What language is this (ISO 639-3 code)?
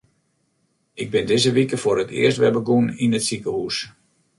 fry